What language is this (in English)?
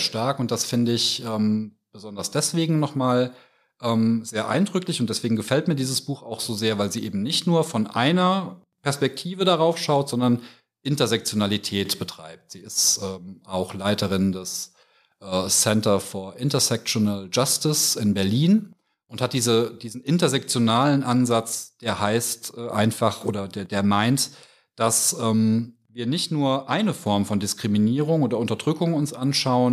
German